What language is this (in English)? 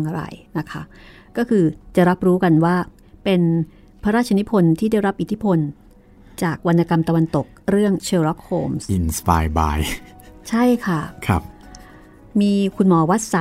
Thai